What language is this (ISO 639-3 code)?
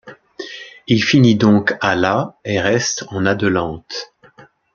fra